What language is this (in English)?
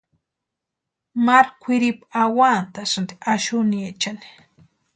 Western Highland Purepecha